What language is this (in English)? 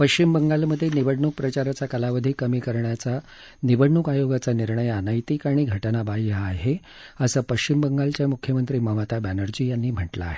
Marathi